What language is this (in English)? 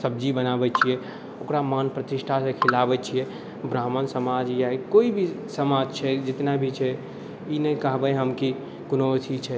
Maithili